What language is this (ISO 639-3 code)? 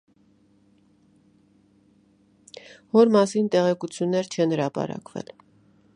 hye